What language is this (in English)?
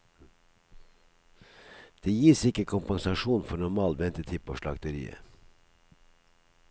Norwegian